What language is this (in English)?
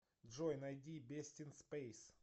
Russian